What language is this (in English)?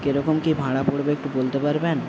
Bangla